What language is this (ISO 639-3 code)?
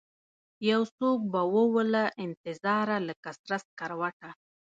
pus